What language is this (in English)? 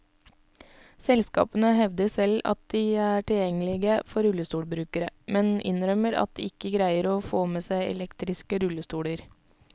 Norwegian